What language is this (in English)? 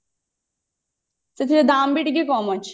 Odia